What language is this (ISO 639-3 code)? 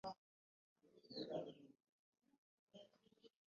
lug